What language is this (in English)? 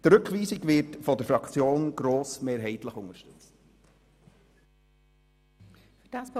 Swiss German